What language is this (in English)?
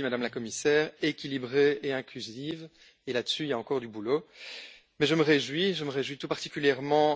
French